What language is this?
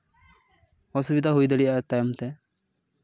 Santali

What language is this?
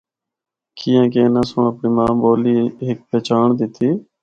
Northern Hindko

